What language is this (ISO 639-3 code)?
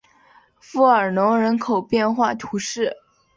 zho